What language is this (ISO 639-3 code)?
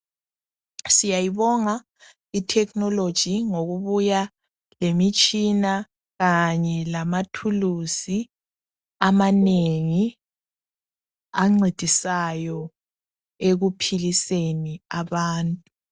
nde